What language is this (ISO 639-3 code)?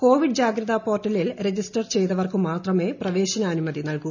mal